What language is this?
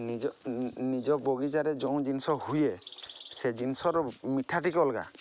Odia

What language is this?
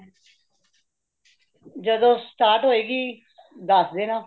Punjabi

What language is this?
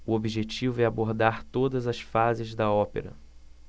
Portuguese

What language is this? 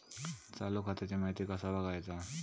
Marathi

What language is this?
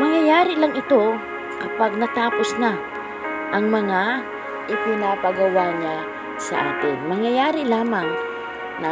Filipino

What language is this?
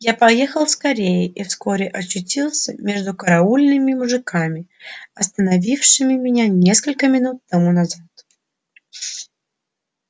Russian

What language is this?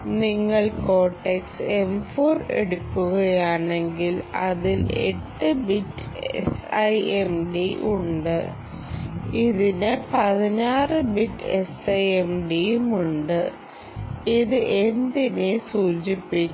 Malayalam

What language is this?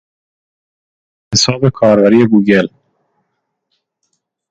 Persian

